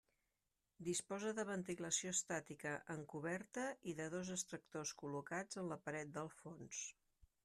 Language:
Catalan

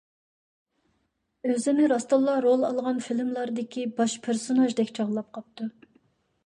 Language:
Uyghur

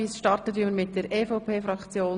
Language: Swiss German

